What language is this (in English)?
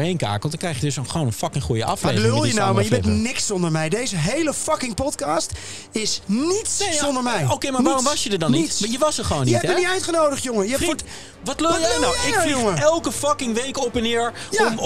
Dutch